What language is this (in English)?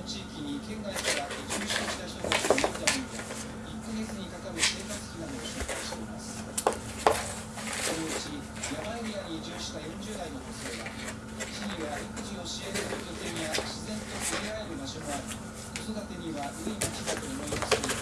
Japanese